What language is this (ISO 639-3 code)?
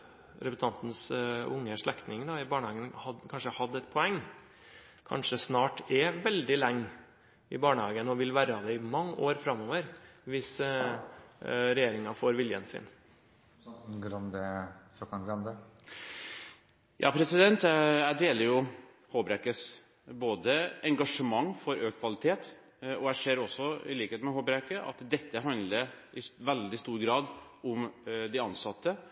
nob